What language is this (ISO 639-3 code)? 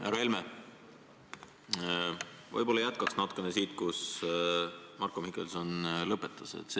est